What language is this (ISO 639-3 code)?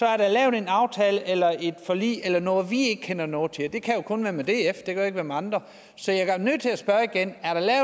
dan